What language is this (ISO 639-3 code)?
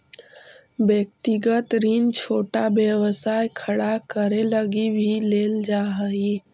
mag